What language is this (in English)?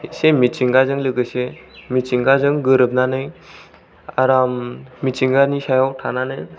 Bodo